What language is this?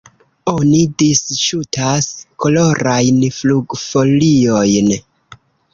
Esperanto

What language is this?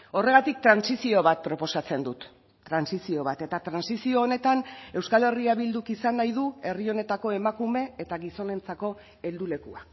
Basque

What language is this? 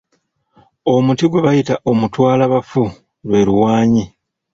Ganda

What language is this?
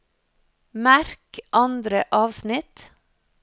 Norwegian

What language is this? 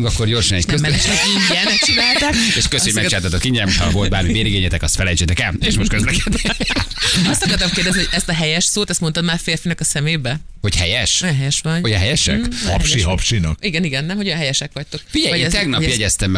Hungarian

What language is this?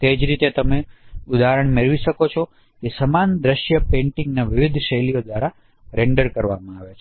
Gujarati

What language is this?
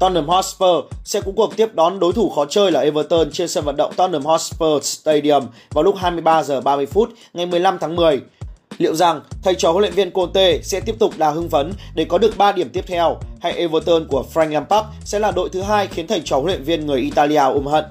Vietnamese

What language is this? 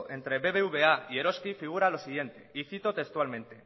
Spanish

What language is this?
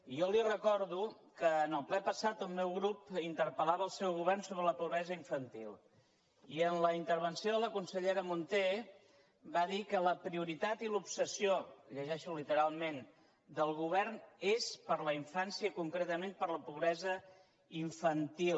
Catalan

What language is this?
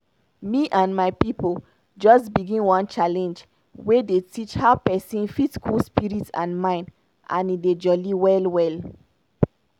Nigerian Pidgin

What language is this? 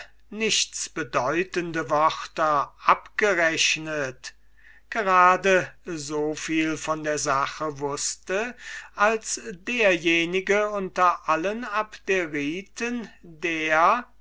German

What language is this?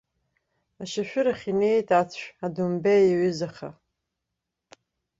Abkhazian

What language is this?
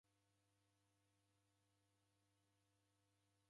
Taita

